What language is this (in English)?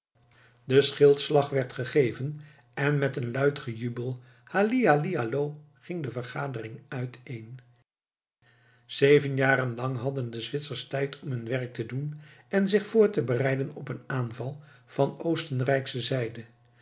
Dutch